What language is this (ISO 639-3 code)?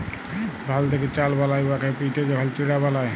ben